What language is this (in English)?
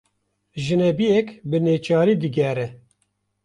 Kurdish